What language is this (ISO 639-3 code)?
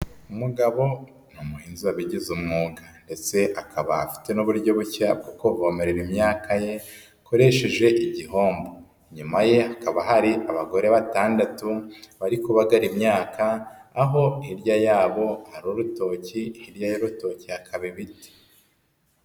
kin